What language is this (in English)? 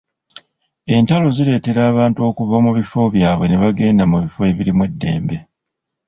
Ganda